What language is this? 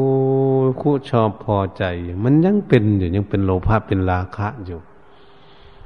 Thai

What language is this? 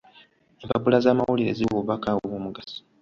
Ganda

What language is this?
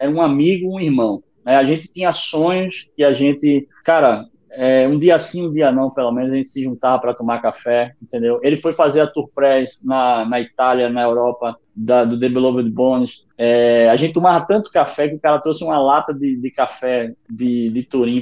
Portuguese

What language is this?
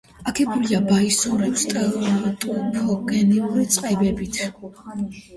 Georgian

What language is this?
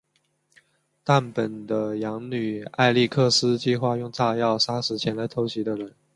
Chinese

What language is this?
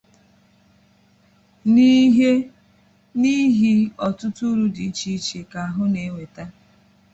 Igbo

